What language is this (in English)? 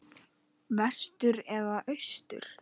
Icelandic